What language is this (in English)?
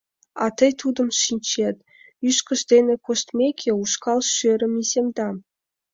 Mari